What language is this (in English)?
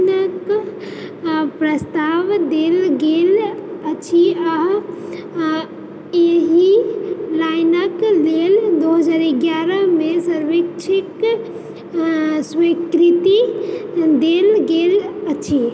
Maithili